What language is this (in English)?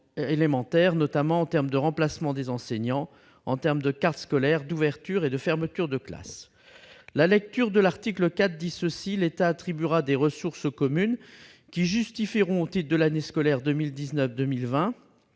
French